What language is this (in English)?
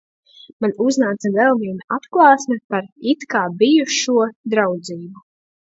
Latvian